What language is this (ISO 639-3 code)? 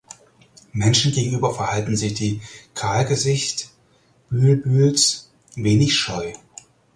deu